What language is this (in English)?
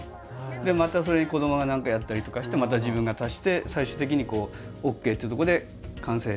Japanese